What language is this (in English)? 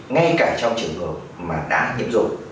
Vietnamese